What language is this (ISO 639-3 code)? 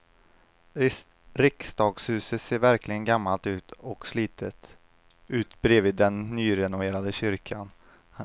swe